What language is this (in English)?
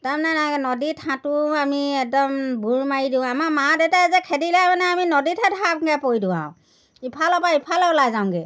Assamese